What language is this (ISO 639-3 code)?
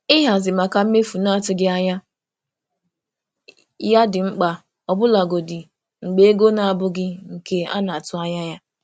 ibo